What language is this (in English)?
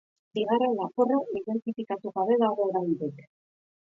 Basque